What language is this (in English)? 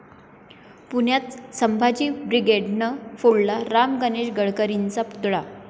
Marathi